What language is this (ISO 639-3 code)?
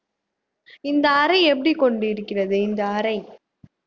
tam